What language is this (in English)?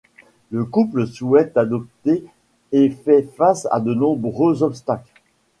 French